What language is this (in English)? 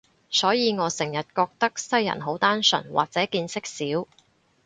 Cantonese